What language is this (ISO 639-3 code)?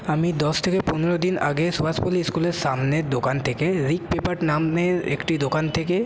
ben